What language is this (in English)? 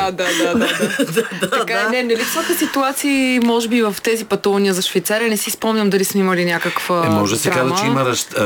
Bulgarian